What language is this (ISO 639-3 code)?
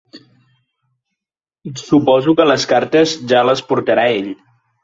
cat